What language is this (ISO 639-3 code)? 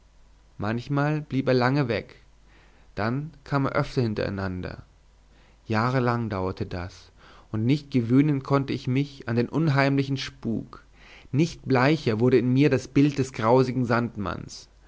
deu